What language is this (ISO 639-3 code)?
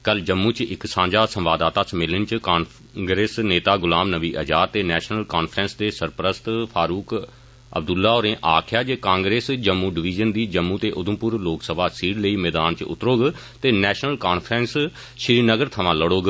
doi